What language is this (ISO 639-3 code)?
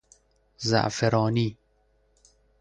fas